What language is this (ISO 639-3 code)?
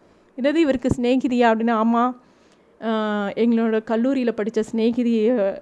tam